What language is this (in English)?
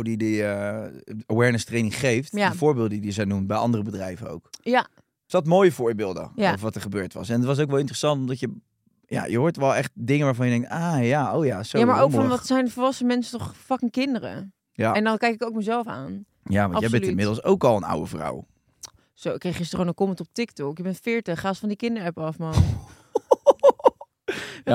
Dutch